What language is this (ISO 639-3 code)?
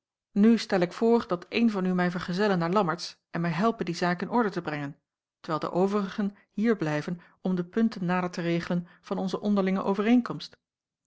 nld